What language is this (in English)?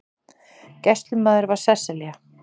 Icelandic